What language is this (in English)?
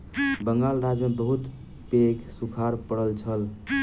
Maithili